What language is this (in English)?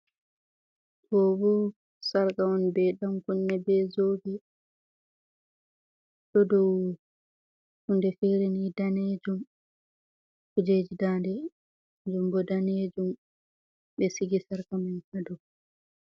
Fula